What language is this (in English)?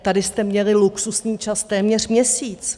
Czech